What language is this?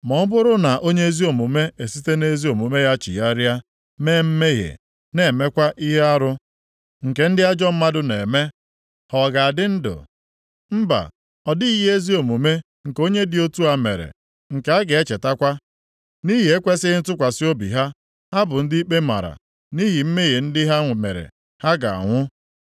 Igbo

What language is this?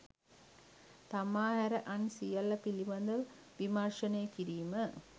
Sinhala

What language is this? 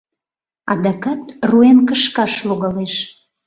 Mari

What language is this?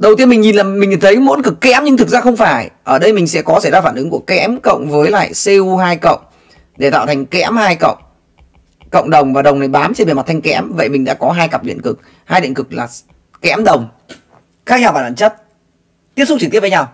Vietnamese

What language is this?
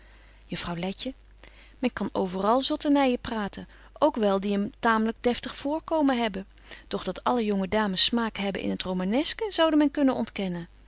Dutch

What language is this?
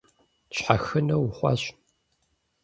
Kabardian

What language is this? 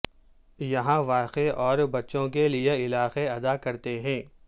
Urdu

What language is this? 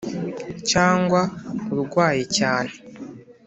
Kinyarwanda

